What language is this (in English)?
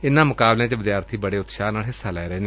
Punjabi